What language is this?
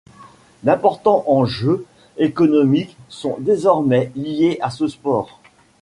French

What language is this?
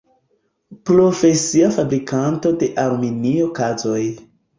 Esperanto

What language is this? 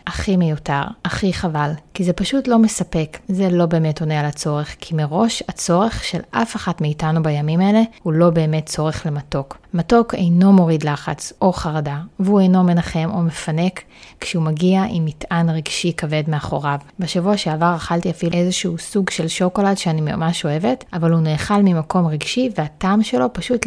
Hebrew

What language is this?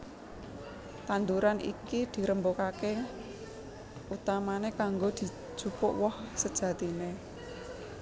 Javanese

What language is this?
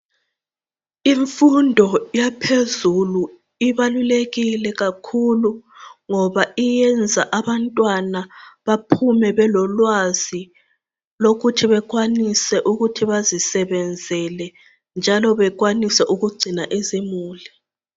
North Ndebele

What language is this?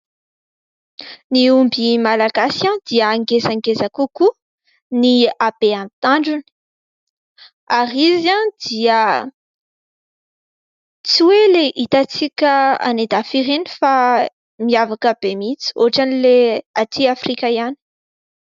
Malagasy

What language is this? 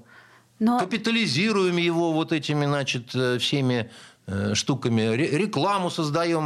Russian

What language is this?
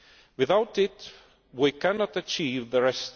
English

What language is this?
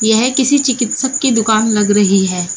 Hindi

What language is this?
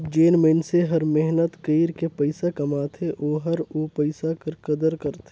Chhattisgarhi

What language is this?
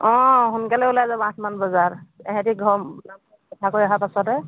Assamese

